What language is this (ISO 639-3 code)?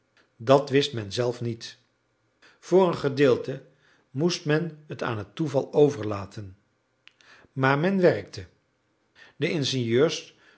nld